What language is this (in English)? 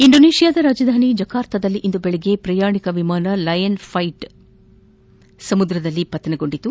Kannada